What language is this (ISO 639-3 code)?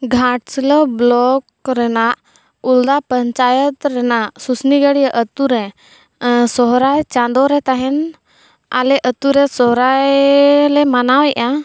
sat